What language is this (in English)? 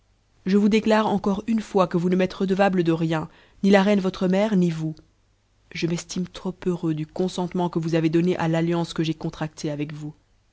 French